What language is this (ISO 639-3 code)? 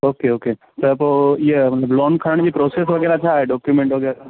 snd